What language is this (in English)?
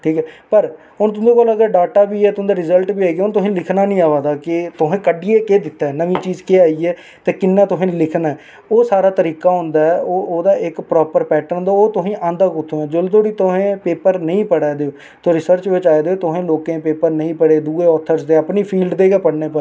Dogri